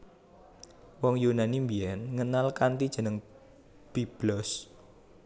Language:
Javanese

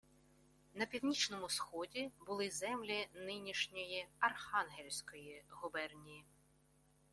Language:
Ukrainian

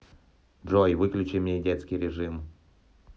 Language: Russian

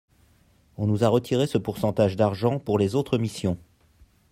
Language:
French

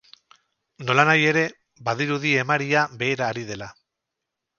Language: Basque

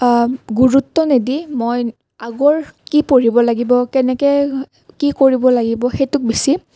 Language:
Assamese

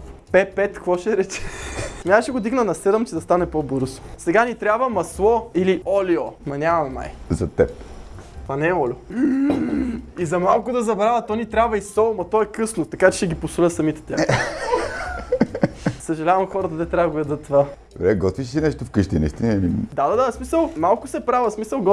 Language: Bulgarian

